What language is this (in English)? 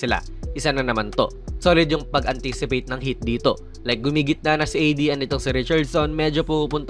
Filipino